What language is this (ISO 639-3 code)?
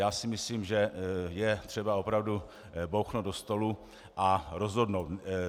ces